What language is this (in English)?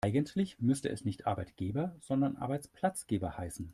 German